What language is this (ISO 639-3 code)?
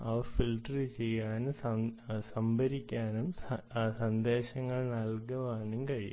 mal